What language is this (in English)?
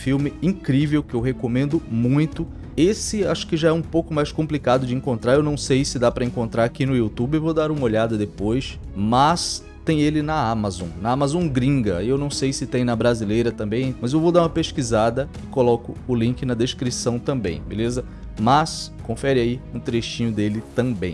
Portuguese